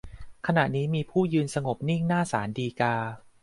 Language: Thai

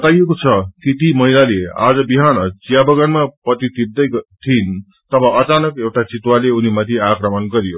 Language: Nepali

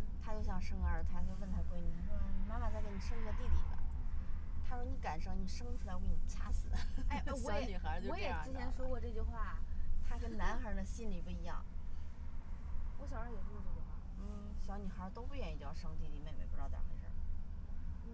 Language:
Chinese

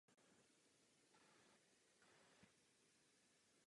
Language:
Czech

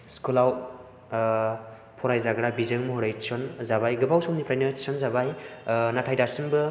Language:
Bodo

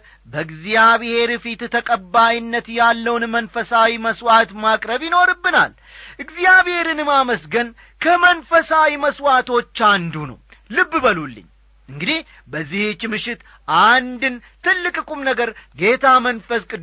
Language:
Amharic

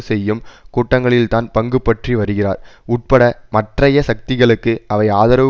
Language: Tamil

